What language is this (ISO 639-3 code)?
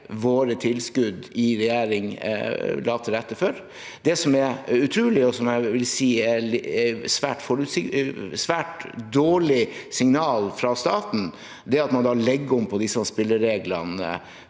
nor